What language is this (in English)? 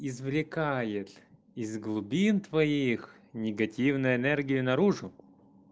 Russian